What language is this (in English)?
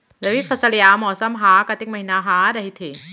Chhattisgarhi